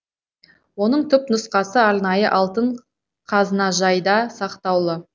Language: Kazakh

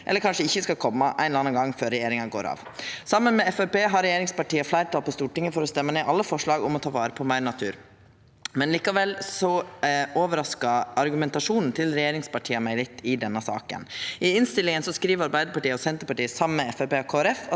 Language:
Norwegian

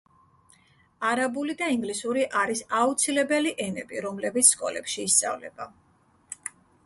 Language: Georgian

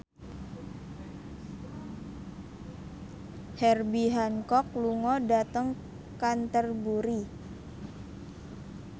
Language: Javanese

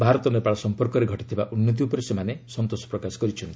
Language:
Odia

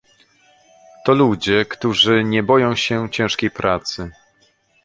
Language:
Polish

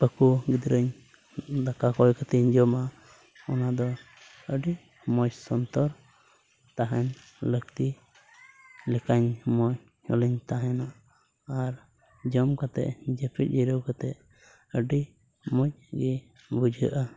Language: Santali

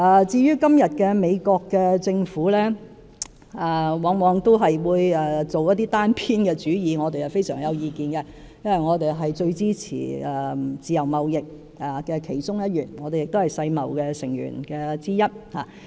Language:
Cantonese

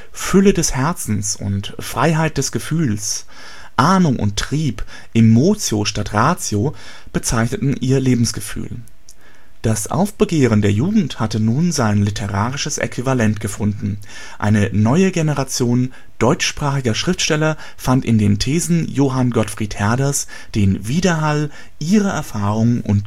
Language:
German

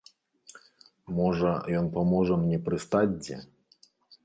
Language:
Belarusian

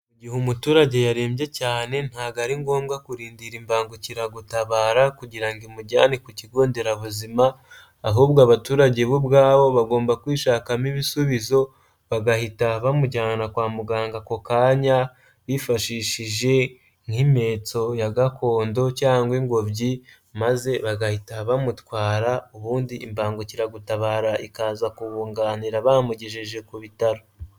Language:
Kinyarwanda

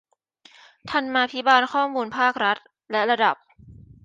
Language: Thai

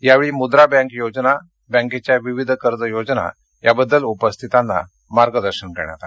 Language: Marathi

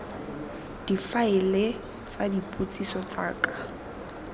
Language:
Tswana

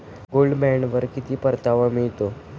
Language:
Marathi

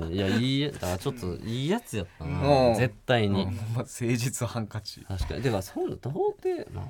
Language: Japanese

